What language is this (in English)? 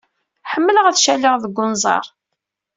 Kabyle